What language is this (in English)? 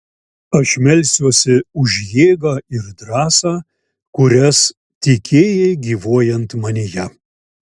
Lithuanian